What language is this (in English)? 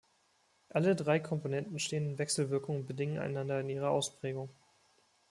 German